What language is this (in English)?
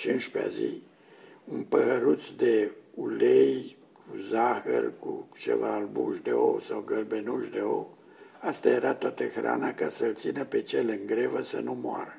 Romanian